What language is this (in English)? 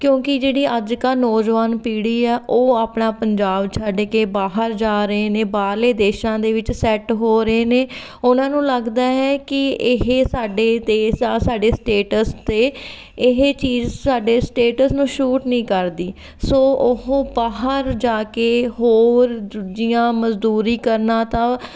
Punjabi